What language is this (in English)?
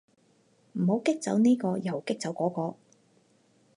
Cantonese